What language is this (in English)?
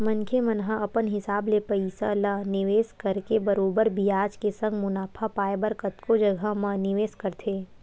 Chhattisgarhi